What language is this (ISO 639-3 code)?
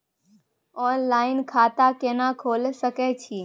mai